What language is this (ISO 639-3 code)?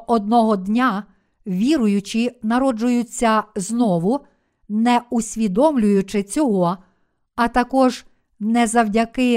ukr